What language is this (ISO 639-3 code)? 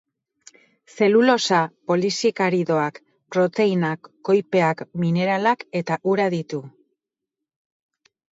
eus